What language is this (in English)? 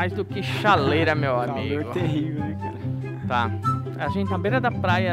Portuguese